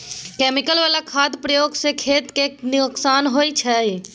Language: Maithili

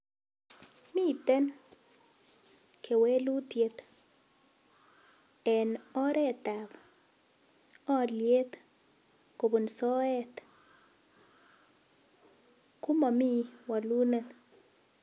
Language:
Kalenjin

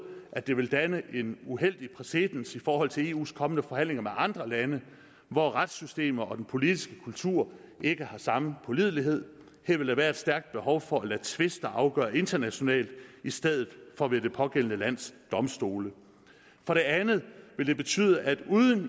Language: Danish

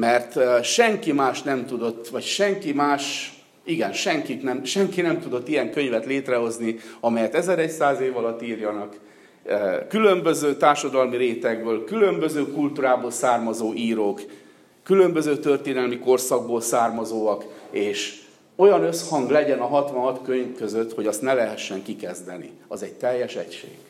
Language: Hungarian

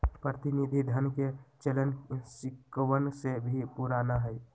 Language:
Magahi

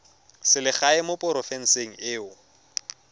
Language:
Tswana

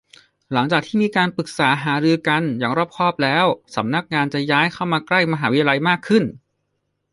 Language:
Thai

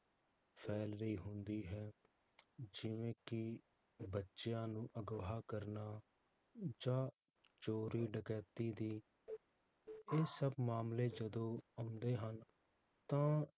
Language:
Punjabi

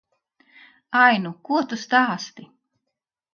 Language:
Latvian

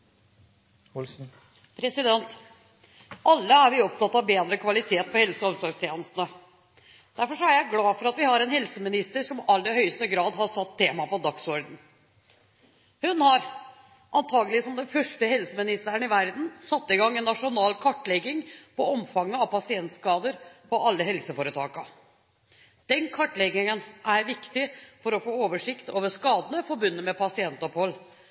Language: Norwegian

